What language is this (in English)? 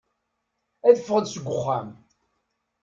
Kabyle